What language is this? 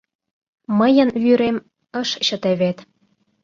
Mari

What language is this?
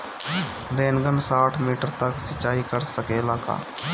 Bhojpuri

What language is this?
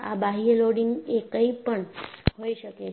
Gujarati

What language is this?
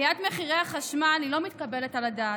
Hebrew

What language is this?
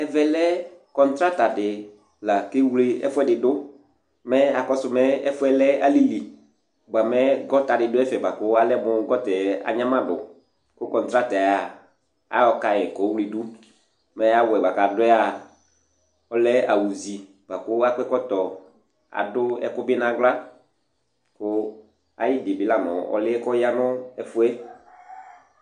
Ikposo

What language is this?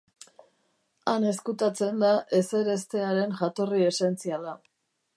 Basque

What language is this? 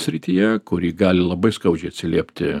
Lithuanian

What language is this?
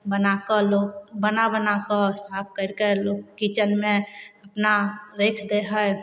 Maithili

